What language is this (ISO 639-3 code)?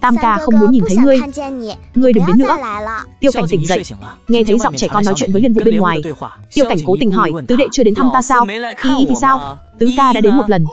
vie